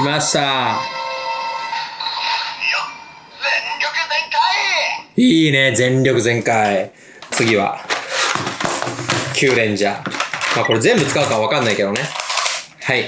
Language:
Japanese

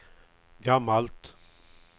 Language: Swedish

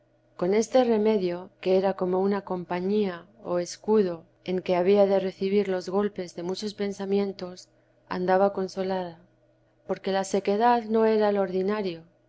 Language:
Spanish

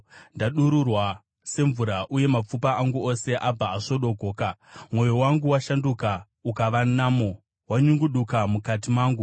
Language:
Shona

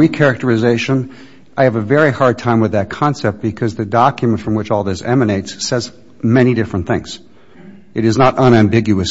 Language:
English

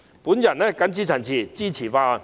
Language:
Cantonese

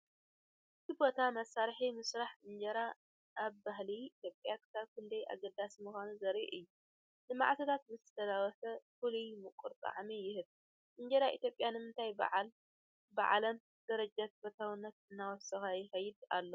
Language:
Tigrinya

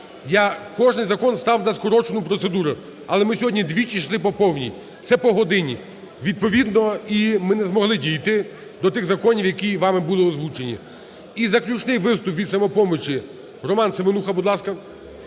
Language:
Ukrainian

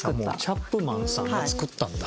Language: Japanese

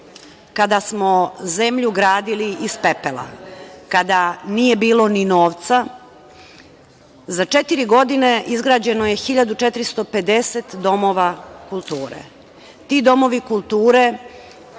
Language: Serbian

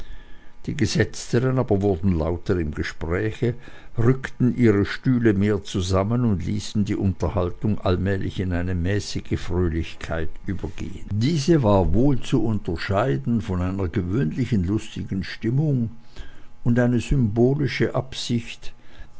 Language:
German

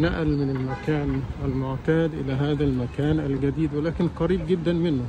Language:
Arabic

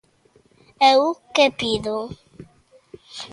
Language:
Galician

